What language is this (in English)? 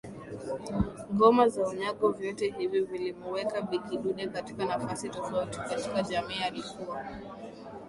Swahili